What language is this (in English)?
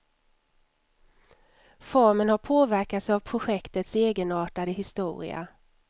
Swedish